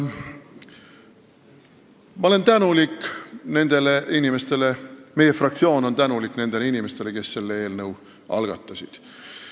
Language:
Estonian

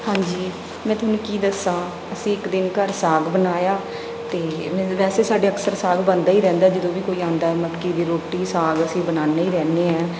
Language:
Punjabi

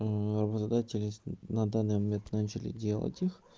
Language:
Russian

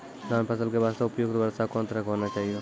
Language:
Maithili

